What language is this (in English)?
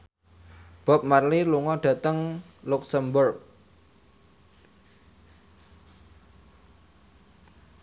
Javanese